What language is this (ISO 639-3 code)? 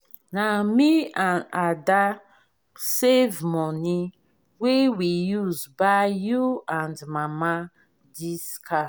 pcm